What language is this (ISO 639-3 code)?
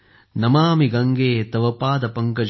mar